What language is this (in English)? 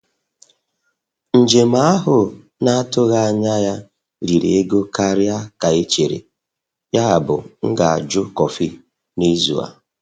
Igbo